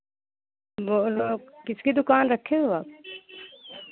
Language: Hindi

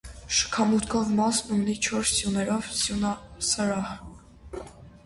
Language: Armenian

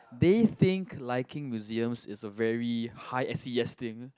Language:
English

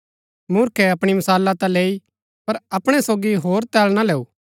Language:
Gaddi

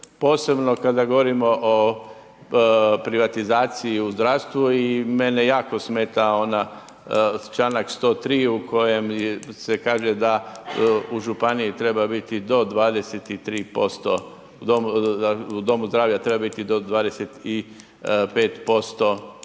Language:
Croatian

